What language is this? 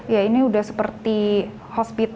Indonesian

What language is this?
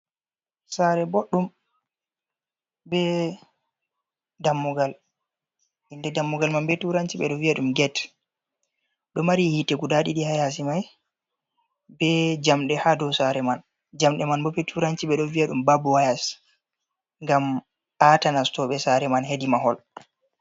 Fula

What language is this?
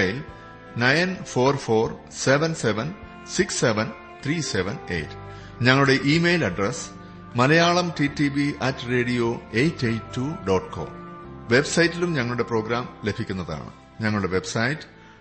Malayalam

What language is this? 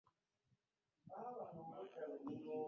Ganda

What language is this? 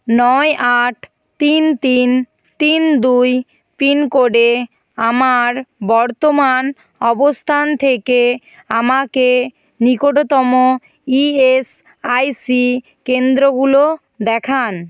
Bangla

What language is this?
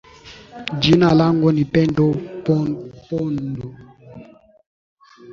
Swahili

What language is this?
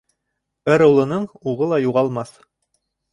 Bashkir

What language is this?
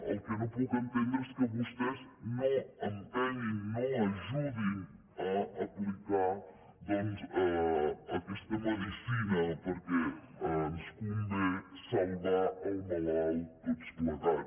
Catalan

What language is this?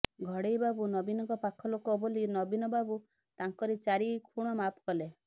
Odia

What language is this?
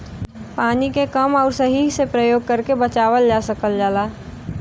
Bhojpuri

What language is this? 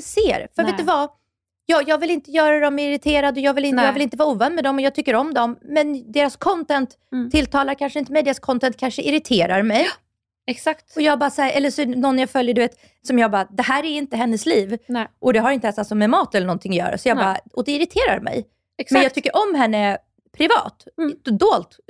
Swedish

